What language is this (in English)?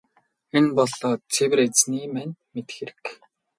Mongolian